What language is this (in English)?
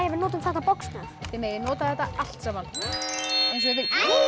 Icelandic